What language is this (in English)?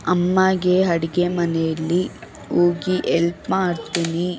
Kannada